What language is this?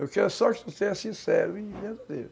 Portuguese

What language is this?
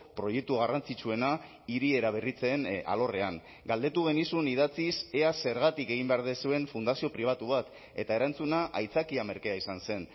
Basque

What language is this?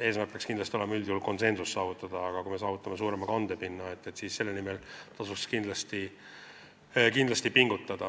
Estonian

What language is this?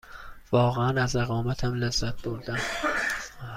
Persian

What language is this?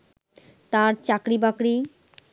Bangla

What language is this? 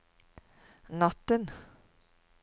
Norwegian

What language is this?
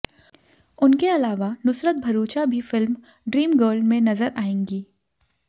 Hindi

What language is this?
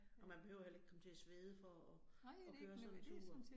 Danish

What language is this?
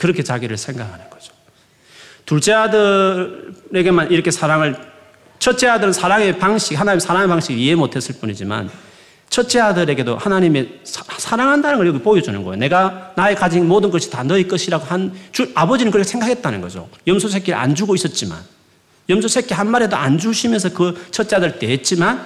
Korean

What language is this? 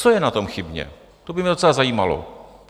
Czech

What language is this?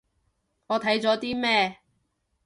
Cantonese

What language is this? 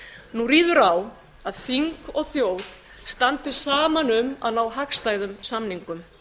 Icelandic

